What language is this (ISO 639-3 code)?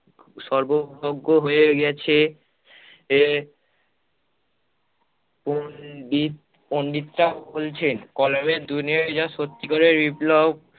ben